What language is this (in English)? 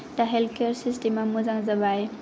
Bodo